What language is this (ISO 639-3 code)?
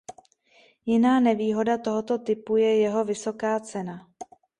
ces